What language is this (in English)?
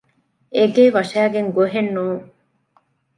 Divehi